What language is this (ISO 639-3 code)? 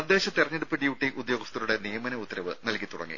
mal